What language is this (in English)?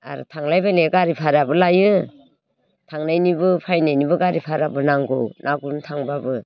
Bodo